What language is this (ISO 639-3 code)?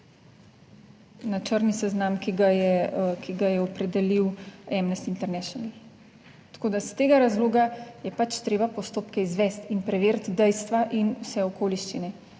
slv